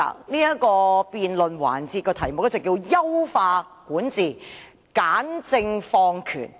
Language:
Cantonese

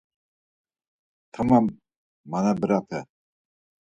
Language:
Laz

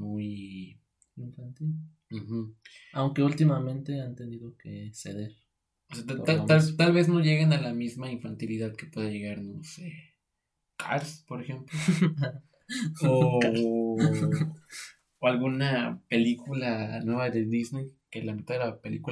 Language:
Spanish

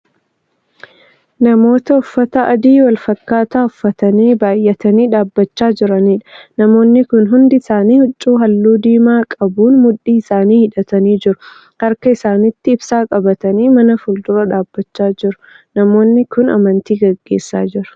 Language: Oromo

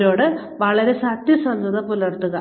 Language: Malayalam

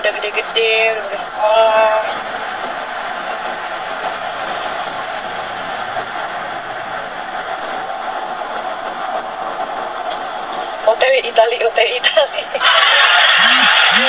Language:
Indonesian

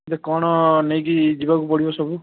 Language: Odia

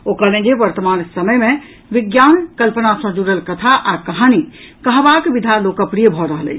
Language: Maithili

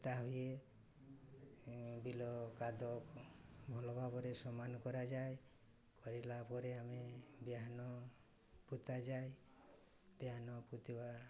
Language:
Odia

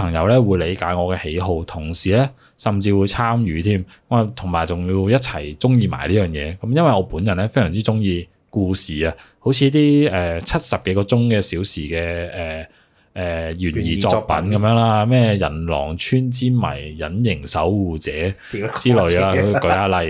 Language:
Chinese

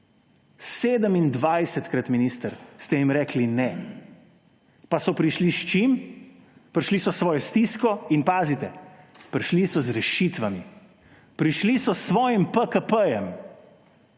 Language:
Slovenian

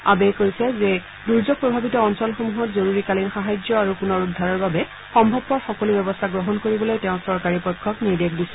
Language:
Assamese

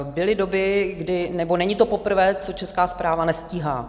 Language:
Czech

